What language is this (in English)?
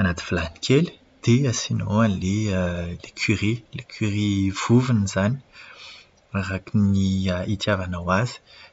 Malagasy